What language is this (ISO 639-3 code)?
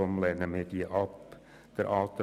gsw